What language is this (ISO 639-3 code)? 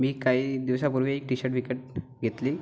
mar